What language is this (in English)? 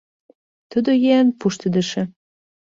Mari